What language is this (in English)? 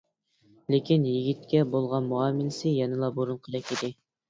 Uyghur